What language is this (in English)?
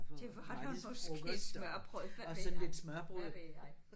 Danish